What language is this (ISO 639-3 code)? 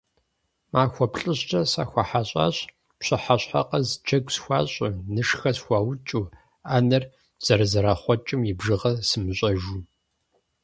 kbd